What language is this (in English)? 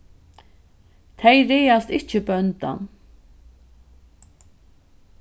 Faroese